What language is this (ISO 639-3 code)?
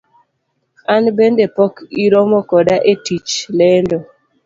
luo